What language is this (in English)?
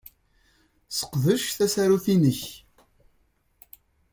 Kabyle